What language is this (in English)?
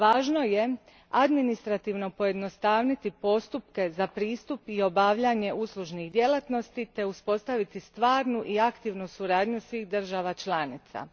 Croatian